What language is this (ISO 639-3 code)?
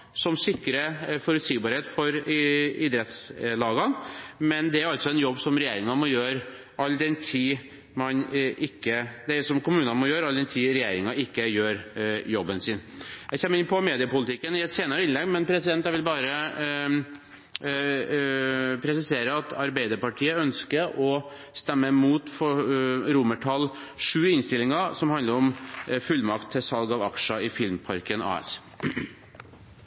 nob